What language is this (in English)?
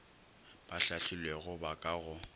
Northern Sotho